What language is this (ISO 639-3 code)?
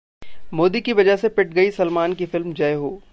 hin